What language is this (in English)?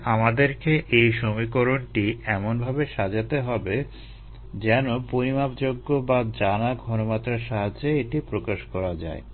Bangla